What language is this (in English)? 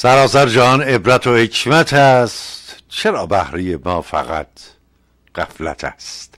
Persian